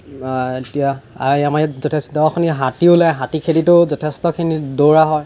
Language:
Assamese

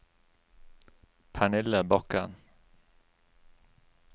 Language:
Norwegian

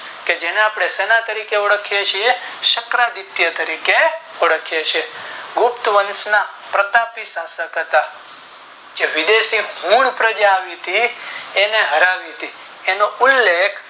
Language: Gujarati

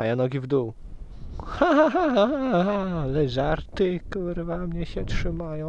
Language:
Polish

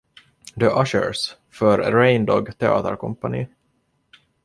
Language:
Swedish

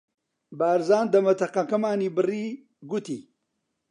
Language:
Central Kurdish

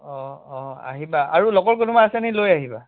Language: Assamese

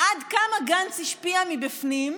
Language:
Hebrew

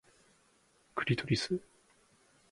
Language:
Japanese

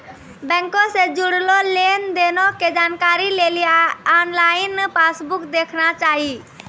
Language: Maithili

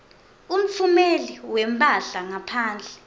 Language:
Swati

